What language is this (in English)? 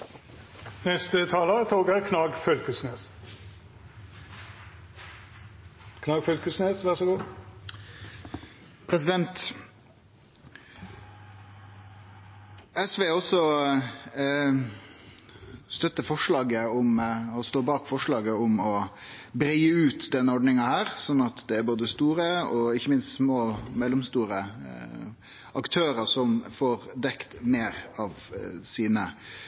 Norwegian Nynorsk